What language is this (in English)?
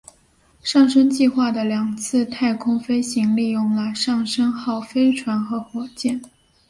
Chinese